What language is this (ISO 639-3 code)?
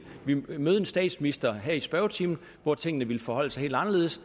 dan